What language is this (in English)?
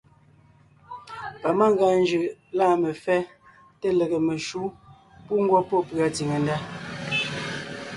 Ngiemboon